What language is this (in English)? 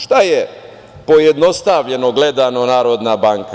Serbian